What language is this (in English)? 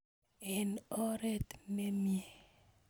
Kalenjin